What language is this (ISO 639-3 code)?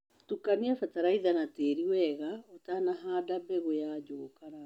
kik